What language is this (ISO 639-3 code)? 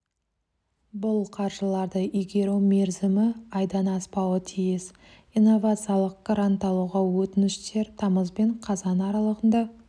kaz